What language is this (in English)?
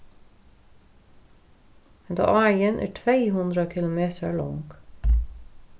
Faroese